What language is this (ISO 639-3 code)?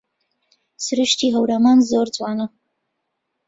ckb